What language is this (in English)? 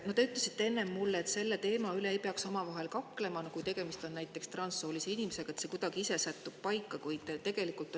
Estonian